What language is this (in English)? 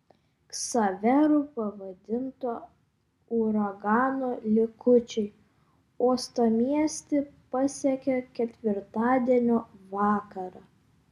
Lithuanian